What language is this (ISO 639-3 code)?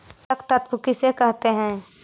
mag